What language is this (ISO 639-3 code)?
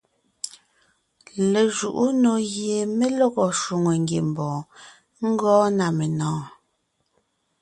nnh